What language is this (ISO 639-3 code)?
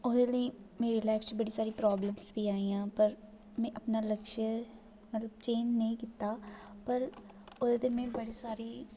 doi